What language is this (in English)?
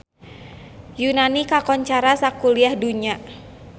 Sundanese